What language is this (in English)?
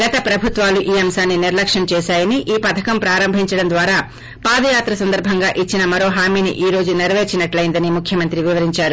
Telugu